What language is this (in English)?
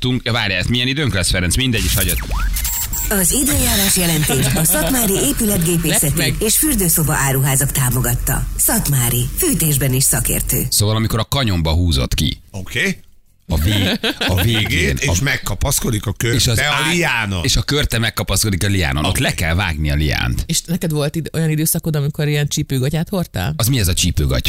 Hungarian